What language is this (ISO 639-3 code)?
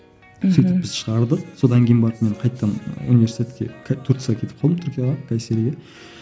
kaz